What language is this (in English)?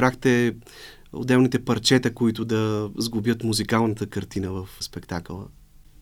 Bulgarian